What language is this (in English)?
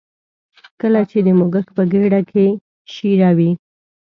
Pashto